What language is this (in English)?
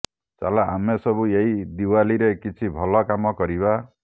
Odia